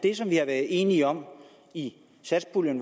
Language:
Danish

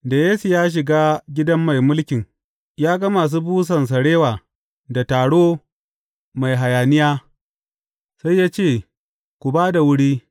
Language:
Hausa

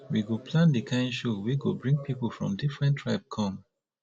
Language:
Nigerian Pidgin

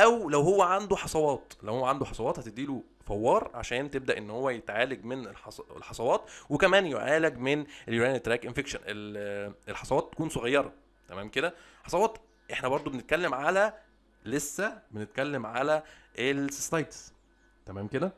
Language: Arabic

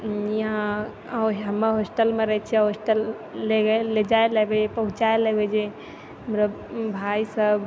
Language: Maithili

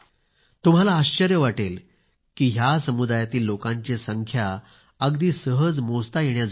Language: Marathi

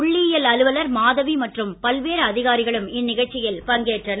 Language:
Tamil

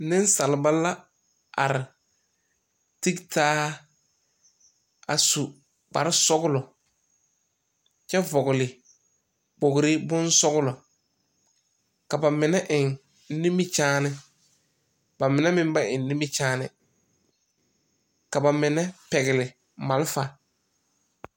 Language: Southern Dagaare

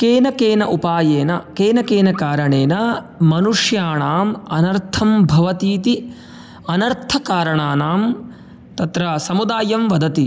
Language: Sanskrit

